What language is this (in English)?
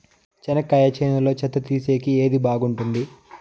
Telugu